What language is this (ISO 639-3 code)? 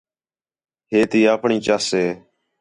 xhe